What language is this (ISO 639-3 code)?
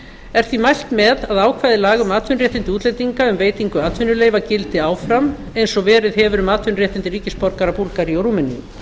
isl